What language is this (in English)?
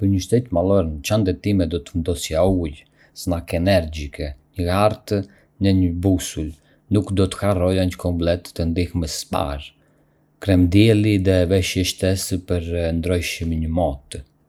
Arbëreshë Albanian